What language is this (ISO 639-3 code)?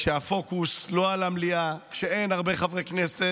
heb